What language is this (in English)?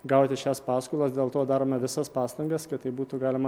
Lithuanian